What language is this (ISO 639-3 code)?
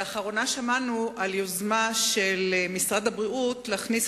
heb